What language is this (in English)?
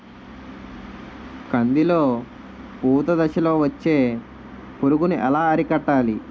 Telugu